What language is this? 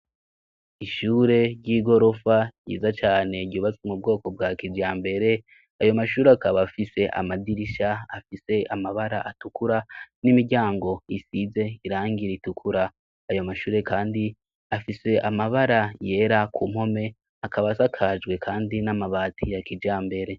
Rundi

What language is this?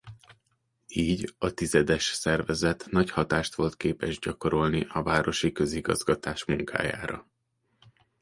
Hungarian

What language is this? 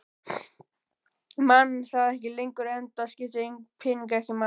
Icelandic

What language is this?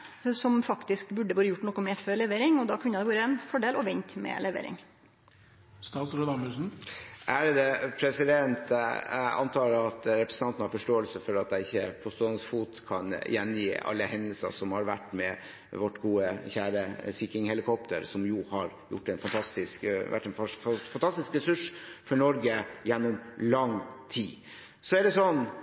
Norwegian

